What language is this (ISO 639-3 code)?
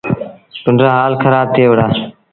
sbn